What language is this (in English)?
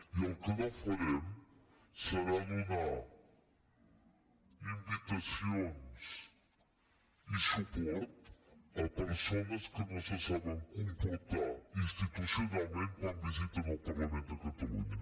Catalan